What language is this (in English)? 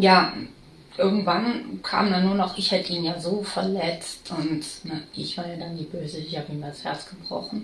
German